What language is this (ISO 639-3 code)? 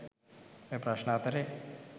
sin